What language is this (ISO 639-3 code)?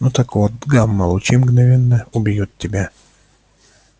rus